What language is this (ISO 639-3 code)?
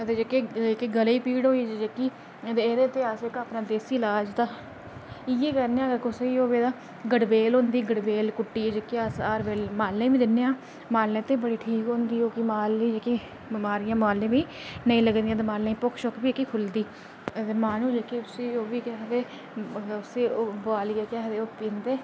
doi